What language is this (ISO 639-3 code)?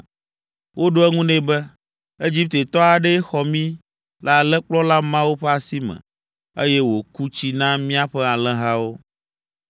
ewe